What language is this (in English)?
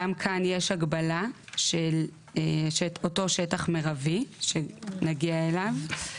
Hebrew